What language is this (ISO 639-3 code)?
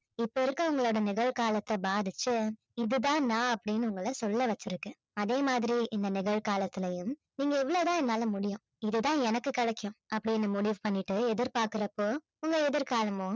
tam